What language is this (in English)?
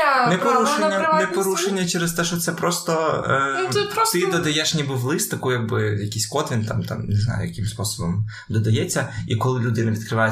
Ukrainian